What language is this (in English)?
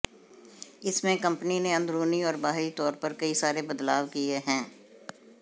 Hindi